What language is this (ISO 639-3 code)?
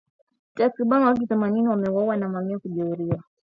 swa